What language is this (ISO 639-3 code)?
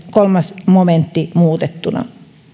fin